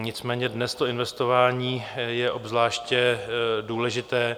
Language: Czech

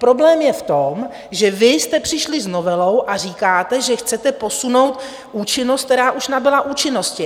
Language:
Czech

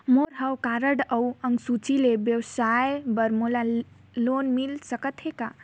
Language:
Chhattisgarhi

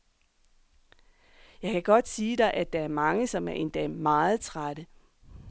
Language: Danish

